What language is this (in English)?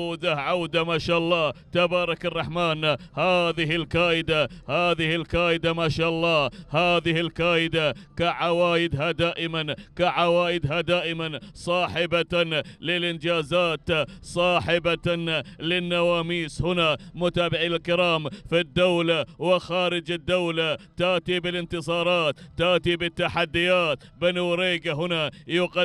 Arabic